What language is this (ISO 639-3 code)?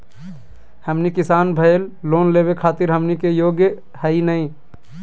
mag